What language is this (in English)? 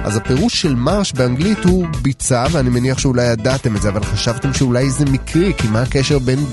Hebrew